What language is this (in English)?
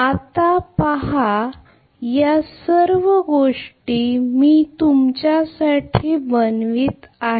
Marathi